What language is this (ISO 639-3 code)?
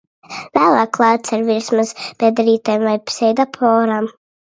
lav